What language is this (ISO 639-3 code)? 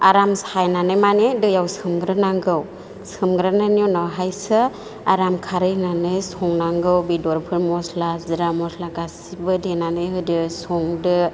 brx